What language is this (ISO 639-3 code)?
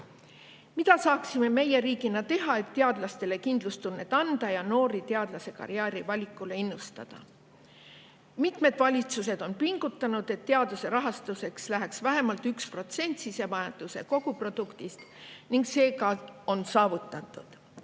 est